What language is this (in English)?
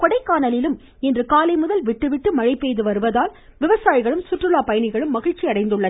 Tamil